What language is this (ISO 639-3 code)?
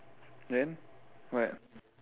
eng